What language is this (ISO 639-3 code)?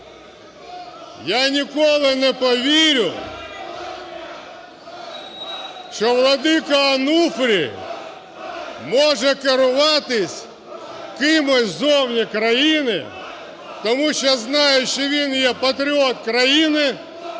ukr